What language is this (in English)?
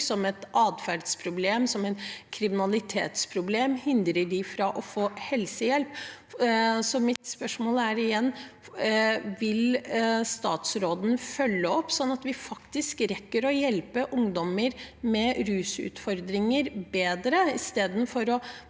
Norwegian